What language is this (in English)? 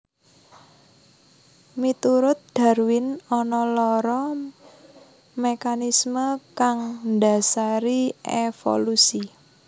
Javanese